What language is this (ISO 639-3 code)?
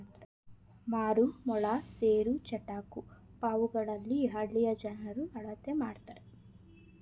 kan